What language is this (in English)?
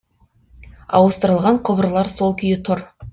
Kazakh